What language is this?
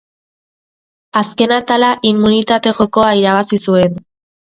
Basque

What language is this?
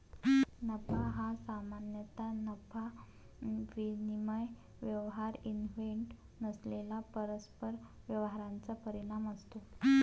Marathi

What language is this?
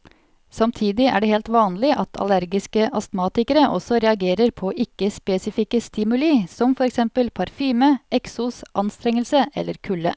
Norwegian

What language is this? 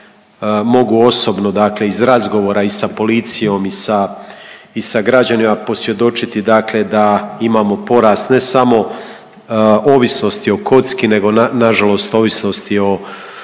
Croatian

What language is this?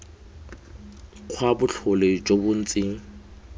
Tswana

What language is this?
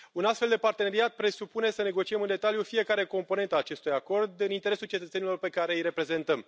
Romanian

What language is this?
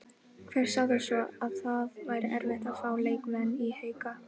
Icelandic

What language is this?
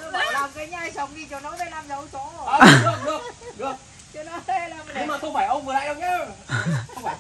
Vietnamese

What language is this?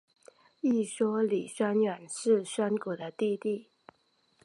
Chinese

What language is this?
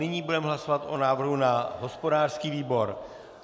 Czech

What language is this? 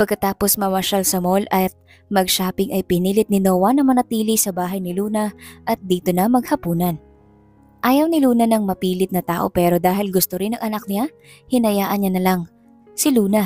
Filipino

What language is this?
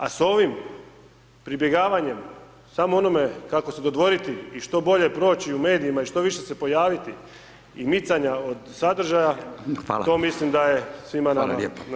Croatian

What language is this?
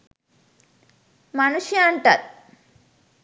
Sinhala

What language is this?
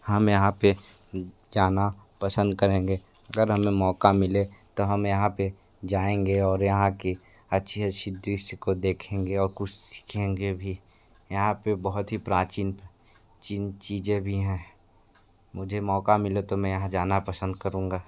Hindi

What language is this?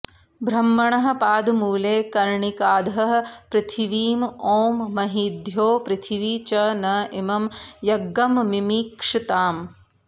Sanskrit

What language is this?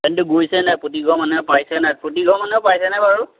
Assamese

